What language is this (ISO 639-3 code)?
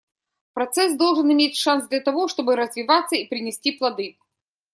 rus